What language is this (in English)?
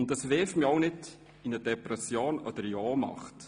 Swiss German